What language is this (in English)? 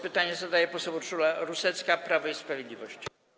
Polish